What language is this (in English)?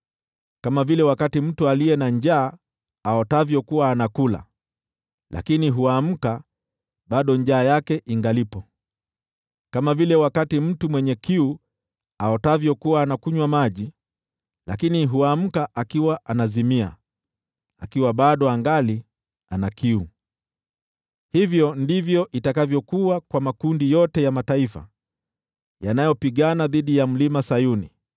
Swahili